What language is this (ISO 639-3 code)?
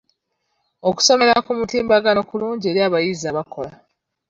lug